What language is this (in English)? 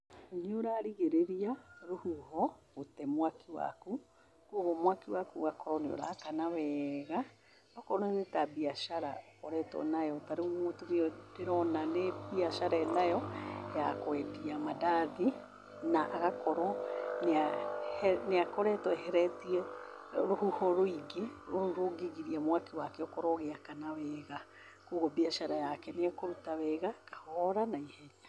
Kikuyu